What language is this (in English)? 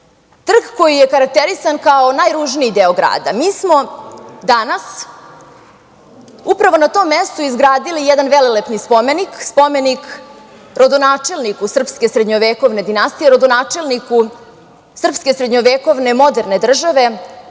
Serbian